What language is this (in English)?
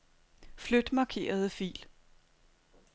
Danish